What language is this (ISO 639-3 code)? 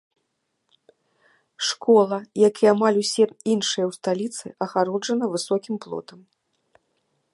bel